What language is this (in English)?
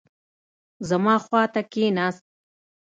Pashto